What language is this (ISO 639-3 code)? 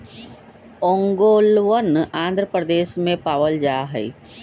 mag